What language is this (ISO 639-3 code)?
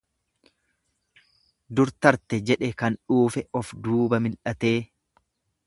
orm